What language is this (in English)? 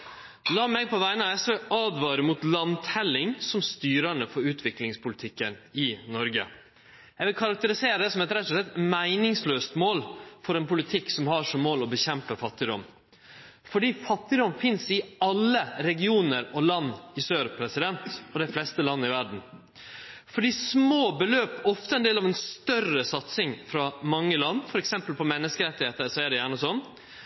Norwegian Nynorsk